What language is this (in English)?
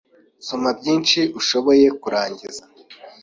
Kinyarwanda